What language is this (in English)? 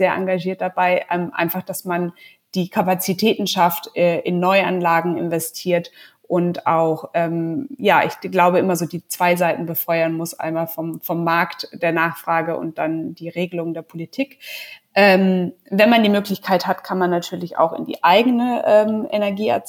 German